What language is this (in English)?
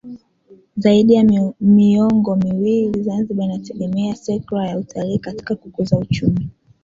Swahili